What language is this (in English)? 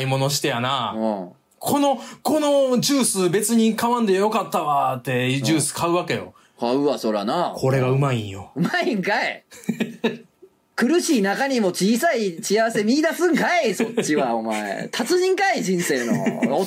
Japanese